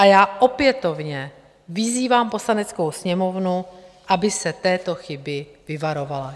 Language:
Czech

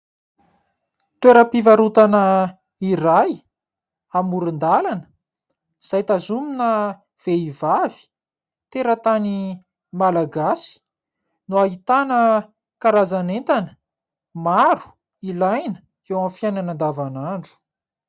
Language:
Malagasy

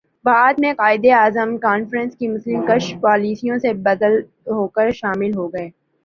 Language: Urdu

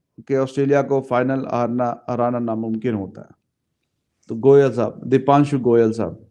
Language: Hindi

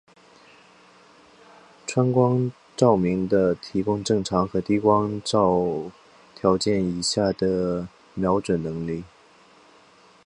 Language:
Chinese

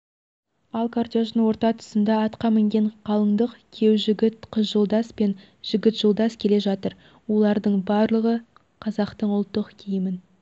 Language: Kazakh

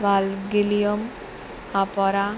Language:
Konkani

